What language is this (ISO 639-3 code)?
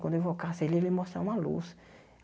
por